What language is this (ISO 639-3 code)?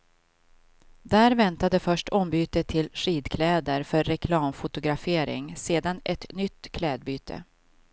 swe